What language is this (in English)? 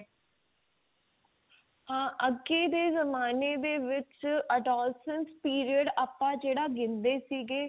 Punjabi